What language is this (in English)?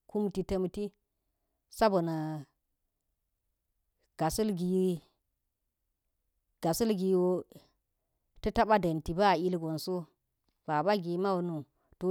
Geji